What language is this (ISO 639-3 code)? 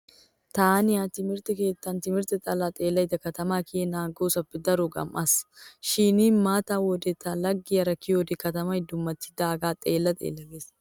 wal